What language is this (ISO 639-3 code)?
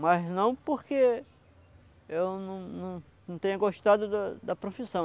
por